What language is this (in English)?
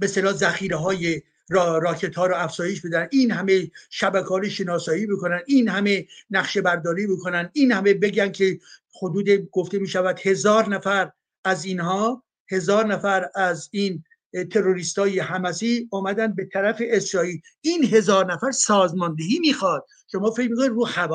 Persian